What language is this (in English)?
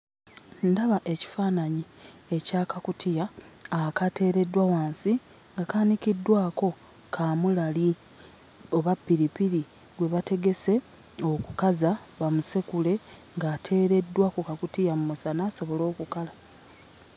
Ganda